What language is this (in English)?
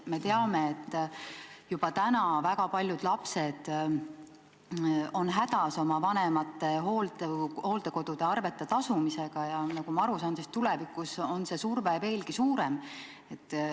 Estonian